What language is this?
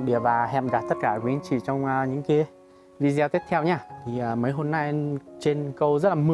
Vietnamese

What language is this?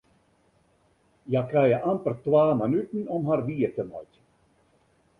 Western Frisian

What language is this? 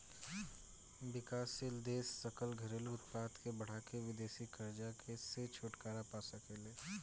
Bhojpuri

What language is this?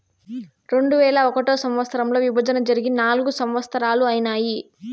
Telugu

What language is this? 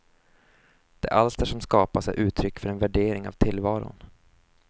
Swedish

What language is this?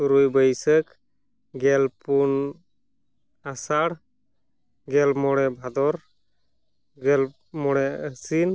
Santali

